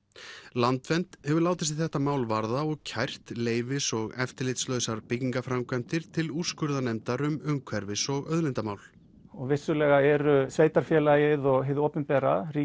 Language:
Icelandic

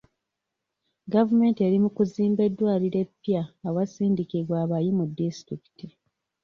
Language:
Ganda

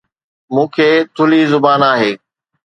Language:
Sindhi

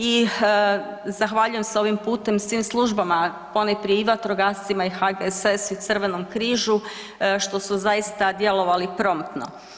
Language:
Croatian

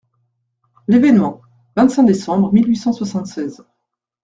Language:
French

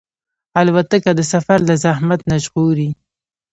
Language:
Pashto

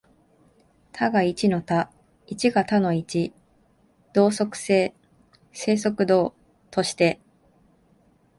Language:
Japanese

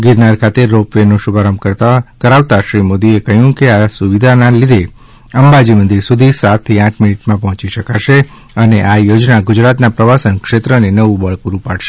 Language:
Gujarati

